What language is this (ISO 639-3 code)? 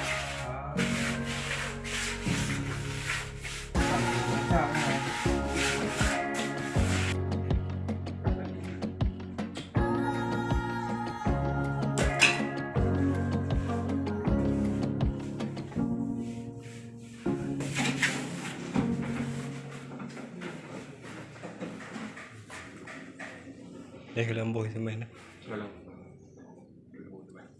ind